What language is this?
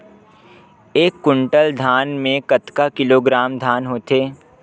Chhattisgarhi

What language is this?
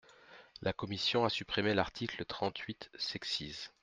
French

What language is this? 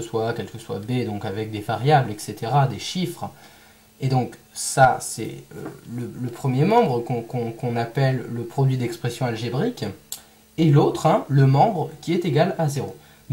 French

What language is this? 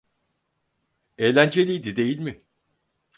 Turkish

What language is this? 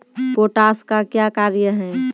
Maithili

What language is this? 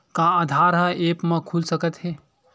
Chhattisgarhi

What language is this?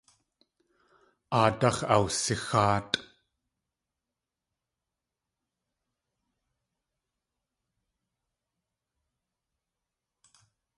Tlingit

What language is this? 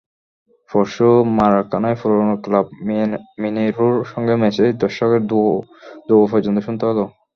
Bangla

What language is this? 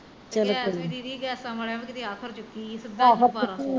Punjabi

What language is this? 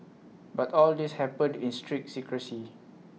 English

